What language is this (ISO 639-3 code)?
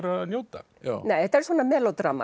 isl